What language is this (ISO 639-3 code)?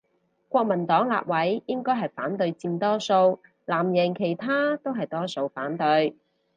yue